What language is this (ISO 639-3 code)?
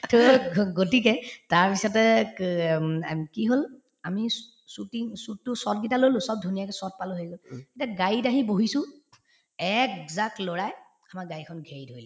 asm